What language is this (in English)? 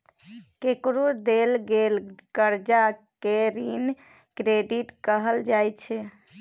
Maithili